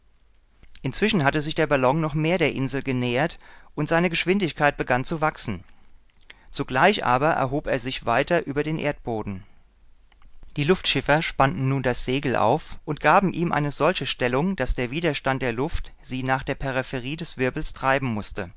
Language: German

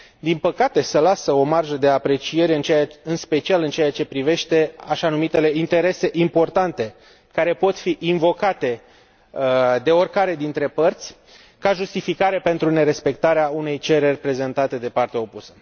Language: Romanian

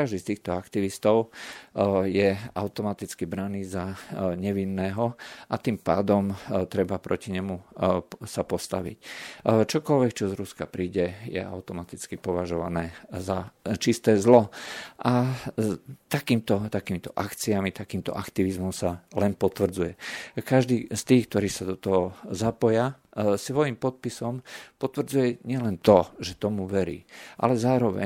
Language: Slovak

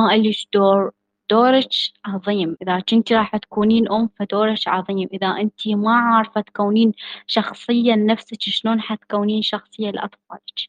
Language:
Arabic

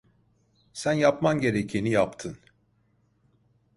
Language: Turkish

